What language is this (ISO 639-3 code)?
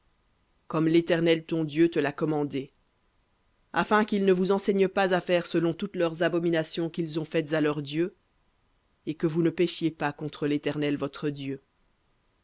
fra